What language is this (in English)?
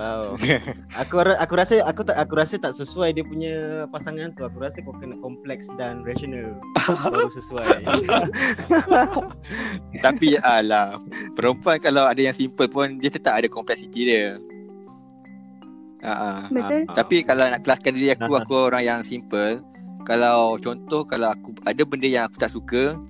Malay